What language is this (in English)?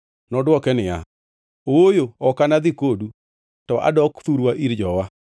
Luo (Kenya and Tanzania)